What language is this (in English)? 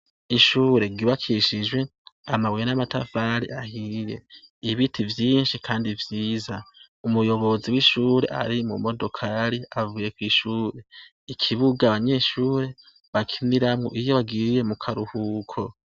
Rundi